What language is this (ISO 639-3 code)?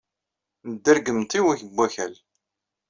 kab